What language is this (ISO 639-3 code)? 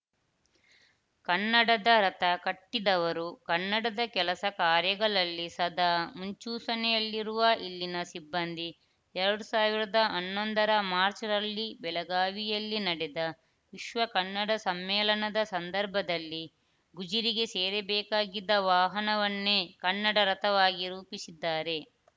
kan